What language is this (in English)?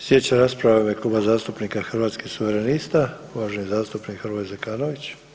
Croatian